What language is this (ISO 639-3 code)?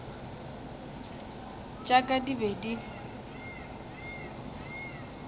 nso